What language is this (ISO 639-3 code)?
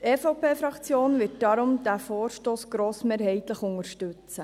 gsw